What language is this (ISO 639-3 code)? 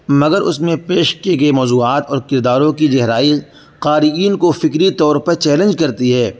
urd